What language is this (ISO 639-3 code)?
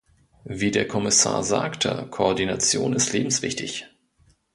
deu